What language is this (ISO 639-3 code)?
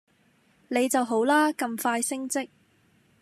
yue